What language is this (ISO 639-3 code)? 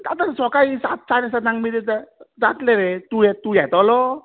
kok